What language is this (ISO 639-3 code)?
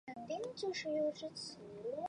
zho